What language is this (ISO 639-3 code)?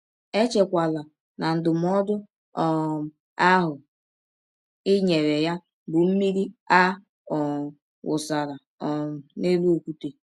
ibo